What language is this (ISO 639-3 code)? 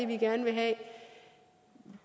dan